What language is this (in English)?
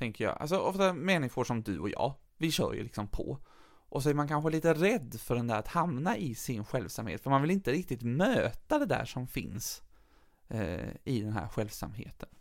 Swedish